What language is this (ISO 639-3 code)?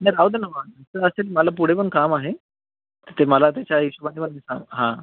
mar